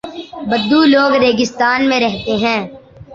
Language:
Urdu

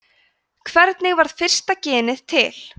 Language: Icelandic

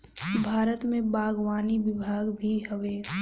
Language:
Bhojpuri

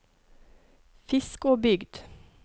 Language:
Norwegian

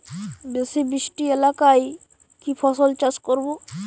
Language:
Bangla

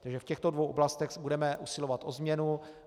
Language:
Czech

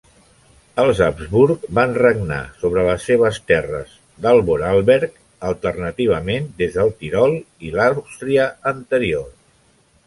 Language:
Catalan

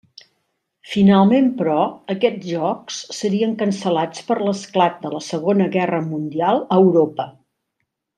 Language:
Catalan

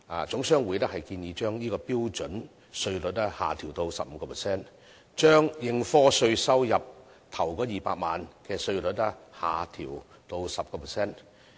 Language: Cantonese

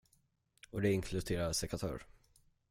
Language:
Swedish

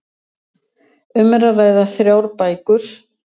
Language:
Icelandic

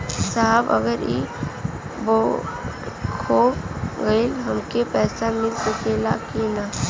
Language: Bhojpuri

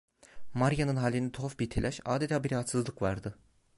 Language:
Turkish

